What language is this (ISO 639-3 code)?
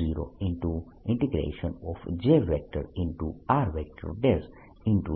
guj